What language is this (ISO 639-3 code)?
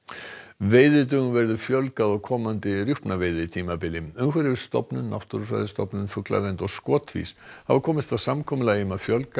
isl